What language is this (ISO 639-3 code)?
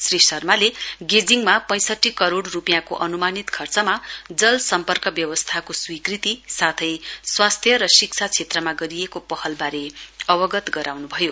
nep